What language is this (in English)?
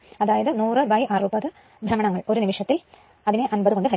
Malayalam